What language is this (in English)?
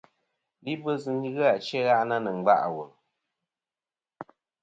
Kom